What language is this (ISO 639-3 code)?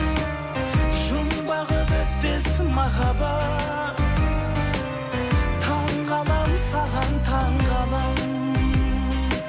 kaz